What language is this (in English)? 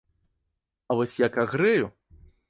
Belarusian